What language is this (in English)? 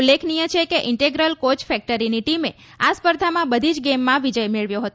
Gujarati